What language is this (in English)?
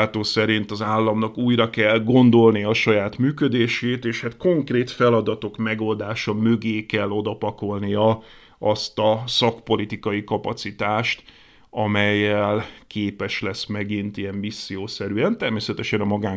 Hungarian